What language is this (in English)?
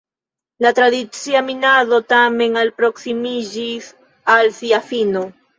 Esperanto